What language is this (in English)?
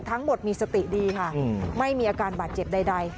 Thai